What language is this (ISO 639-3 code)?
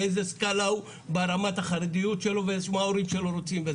heb